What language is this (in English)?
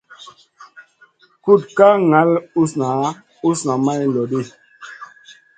Masana